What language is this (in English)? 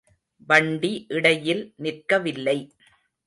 Tamil